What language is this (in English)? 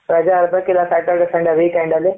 Kannada